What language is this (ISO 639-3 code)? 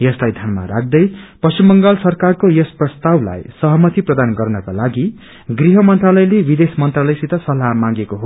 nep